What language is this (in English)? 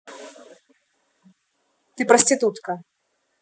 Russian